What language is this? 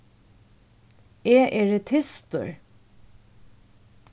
Faroese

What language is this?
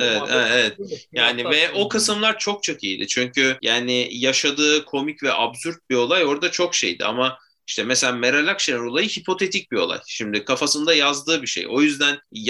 Turkish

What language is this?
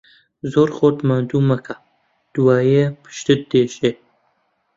Central Kurdish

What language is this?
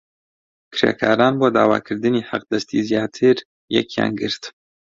Central Kurdish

